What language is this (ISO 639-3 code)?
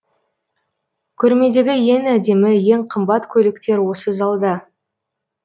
kaz